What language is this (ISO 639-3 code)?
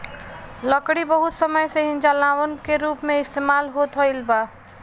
bho